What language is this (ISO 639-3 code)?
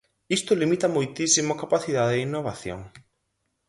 glg